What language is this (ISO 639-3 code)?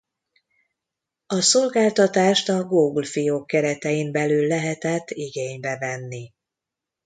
hun